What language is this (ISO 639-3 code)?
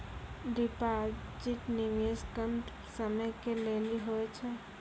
mai